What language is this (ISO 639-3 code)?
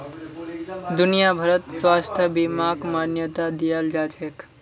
mag